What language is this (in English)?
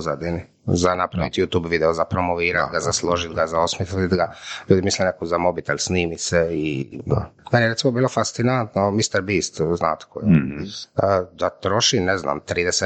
Croatian